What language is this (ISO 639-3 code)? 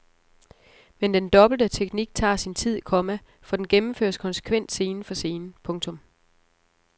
dan